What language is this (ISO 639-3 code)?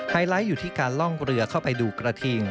tha